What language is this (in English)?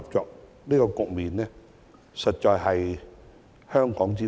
Cantonese